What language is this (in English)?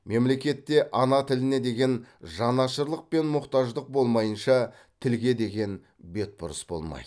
Kazakh